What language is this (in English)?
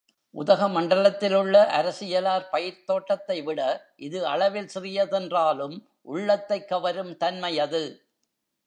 Tamil